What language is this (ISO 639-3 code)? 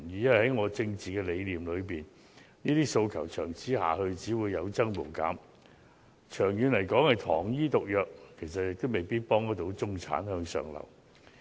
yue